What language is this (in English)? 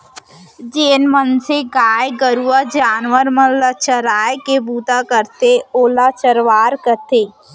Chhattisgarhi